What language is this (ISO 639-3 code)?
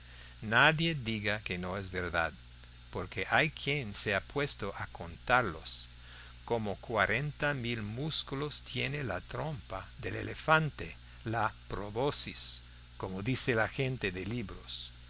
spa